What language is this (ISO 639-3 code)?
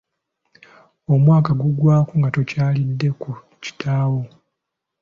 lug